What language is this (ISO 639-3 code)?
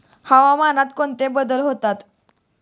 mar